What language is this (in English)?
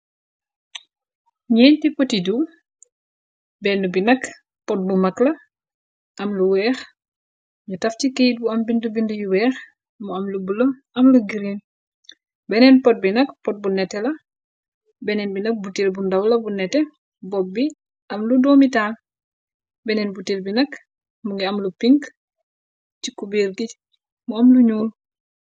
Wolof